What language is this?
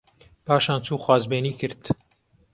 Central Kurdish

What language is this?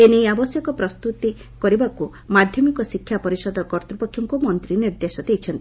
Odia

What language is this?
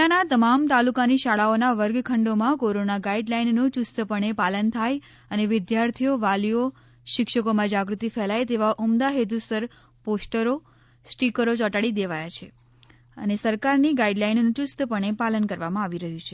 Gujarati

